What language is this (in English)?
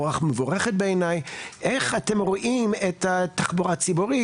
Hebrew